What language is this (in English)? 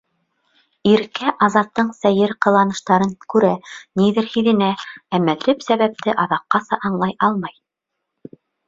Bashkir